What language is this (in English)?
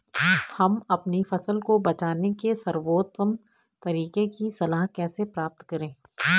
Hindi